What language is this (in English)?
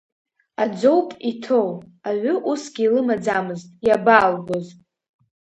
Abkhazian